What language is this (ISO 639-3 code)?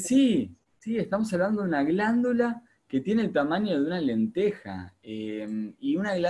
spa